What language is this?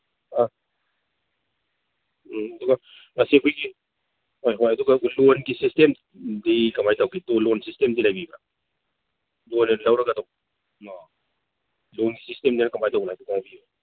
Manipuri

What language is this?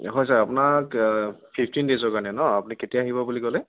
Assamese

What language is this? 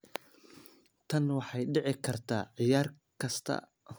Somali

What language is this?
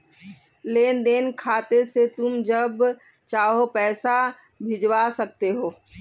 Hindi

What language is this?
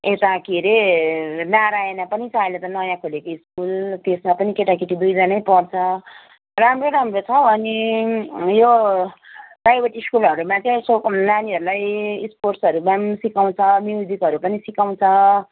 Nepali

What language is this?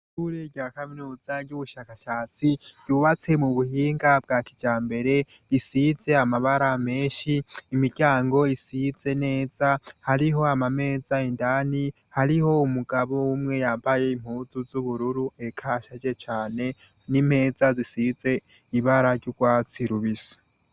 Rundi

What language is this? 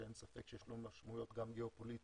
Hebrew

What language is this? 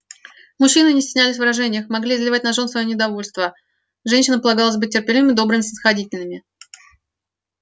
Russian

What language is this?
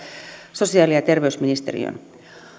Finnish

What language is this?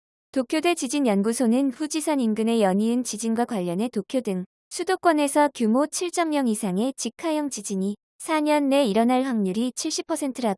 Korean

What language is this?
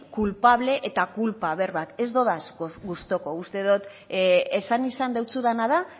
Basque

